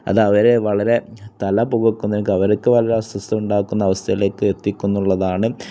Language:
Malayalam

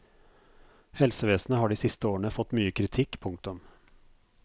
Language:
Norwegian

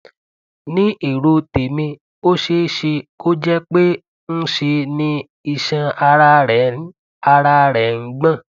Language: Yoruba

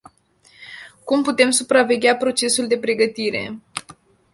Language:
Romanian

